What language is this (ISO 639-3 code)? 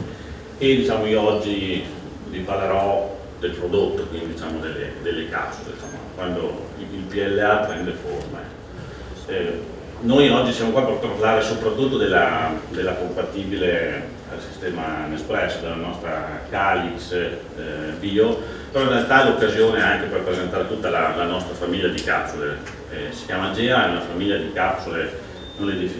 ita